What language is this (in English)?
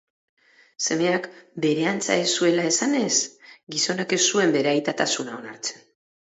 Basque